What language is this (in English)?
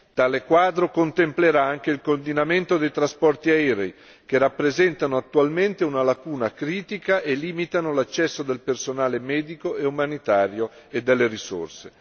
Italian